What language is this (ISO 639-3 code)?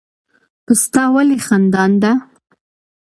pus